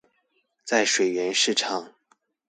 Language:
Chinese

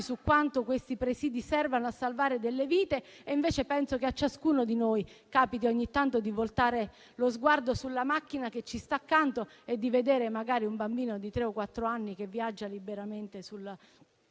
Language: Italian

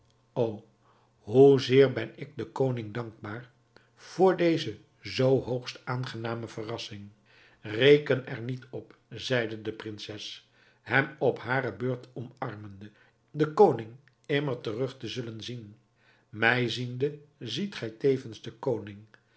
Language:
Dutch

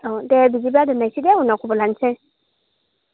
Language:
Bodo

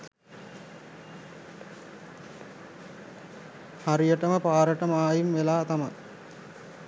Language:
Sinhala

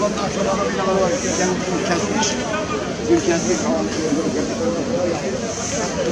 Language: Turkish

